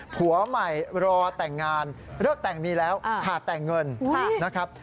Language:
Thai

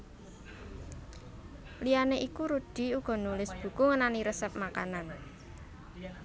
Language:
Javanese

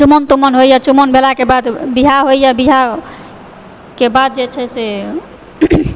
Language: Maithili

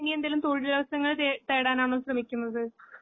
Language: Malayalam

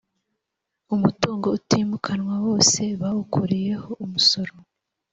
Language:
Kinyarwanda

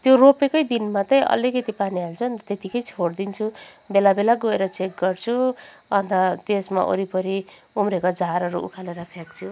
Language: Nepali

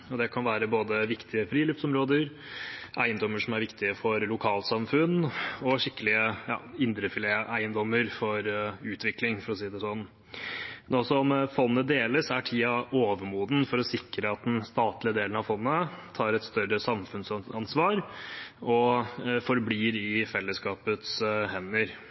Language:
Norwegian Bokmål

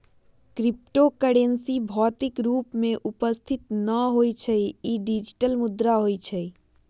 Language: Magahi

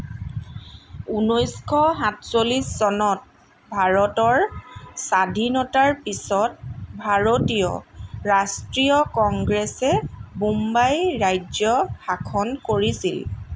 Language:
Assamese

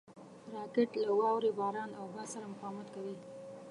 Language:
Pashto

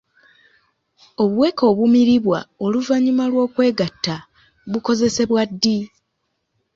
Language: Ganda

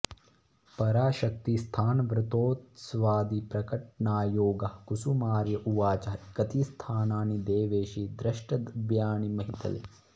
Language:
Sanskrit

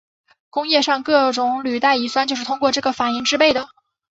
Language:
Chinese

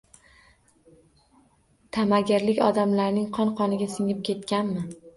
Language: Uzbek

